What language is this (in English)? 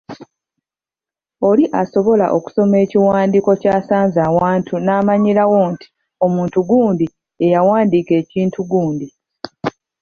Ganda